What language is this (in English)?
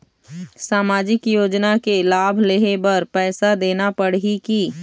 Chhattisgarhi